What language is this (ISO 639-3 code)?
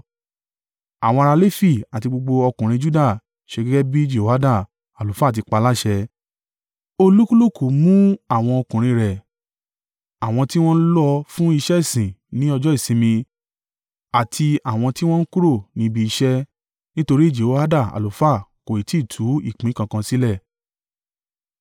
yor